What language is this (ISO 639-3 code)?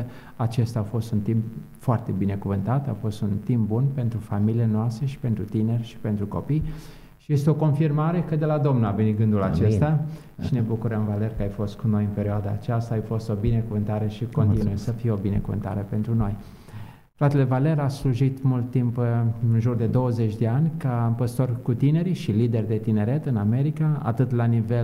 ron